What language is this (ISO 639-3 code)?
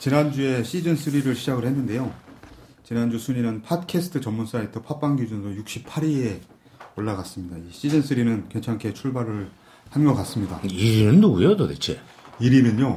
kor